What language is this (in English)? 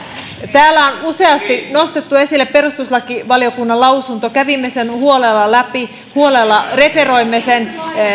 Finnish